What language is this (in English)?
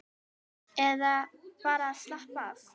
Icelandic